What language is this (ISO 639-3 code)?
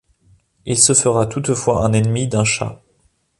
fra